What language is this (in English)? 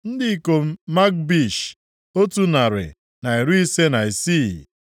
Igbo